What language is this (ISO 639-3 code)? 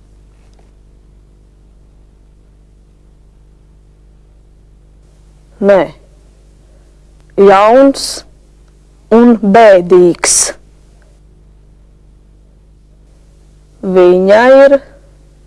rus